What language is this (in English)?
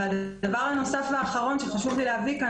Hebrew